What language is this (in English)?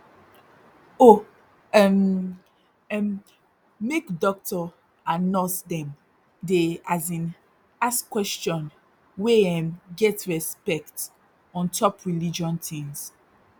Nigerian Pidgin